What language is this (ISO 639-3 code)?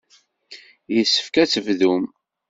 kab